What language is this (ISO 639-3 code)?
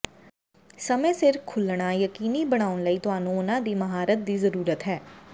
pan